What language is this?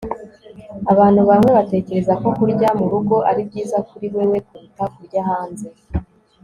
Kinyarwanda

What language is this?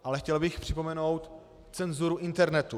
Czech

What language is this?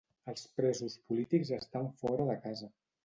Catalan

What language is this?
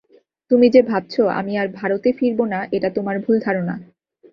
Bangla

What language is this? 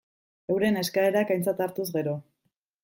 Basque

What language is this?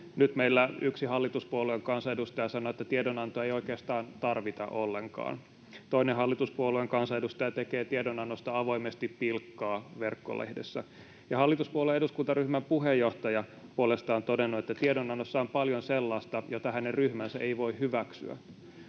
Finnish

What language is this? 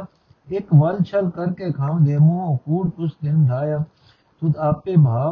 Punjabi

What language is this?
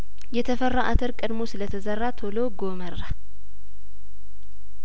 Amharic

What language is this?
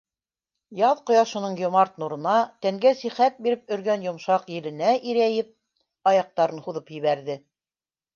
Bashkir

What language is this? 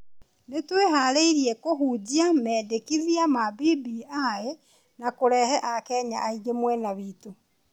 Kikuyu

